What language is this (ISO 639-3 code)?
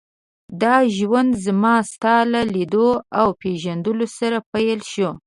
pus